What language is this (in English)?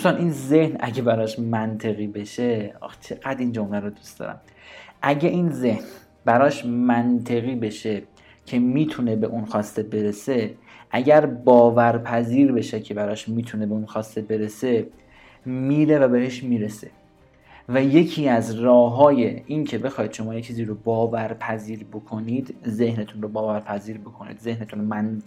Persian